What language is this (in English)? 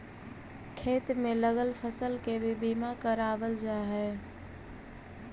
Magahi